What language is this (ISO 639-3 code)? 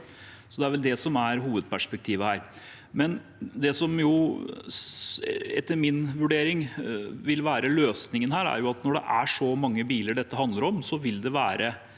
nor